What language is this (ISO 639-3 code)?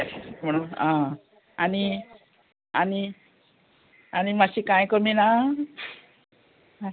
kok